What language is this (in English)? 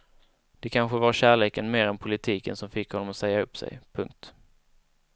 Swedish